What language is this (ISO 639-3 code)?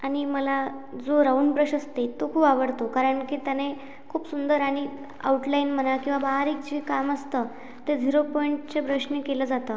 mar